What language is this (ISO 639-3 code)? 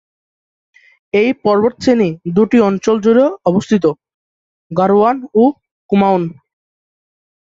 ben